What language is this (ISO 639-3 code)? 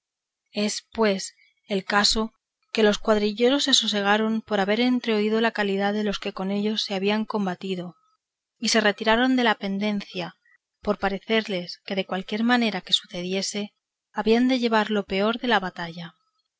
spa